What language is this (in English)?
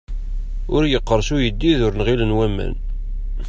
Kabyle